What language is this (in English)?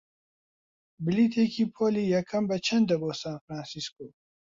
Central Kurdish